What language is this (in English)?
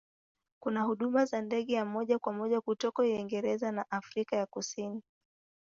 Swahili